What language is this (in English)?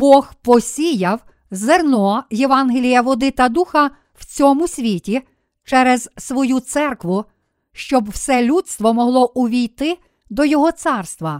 Ukrainian